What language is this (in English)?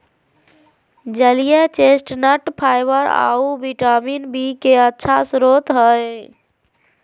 Magahi